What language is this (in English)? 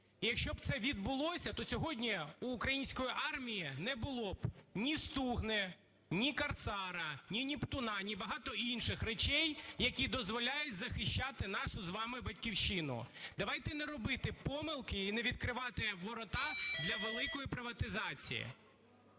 Ukrainian